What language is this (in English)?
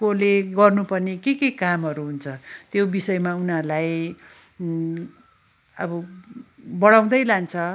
Nepali